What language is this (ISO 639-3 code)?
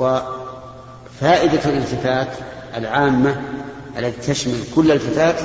ara